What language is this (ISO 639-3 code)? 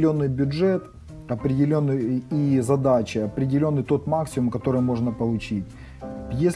rus